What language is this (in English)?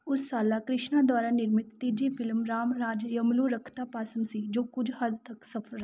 Punjabi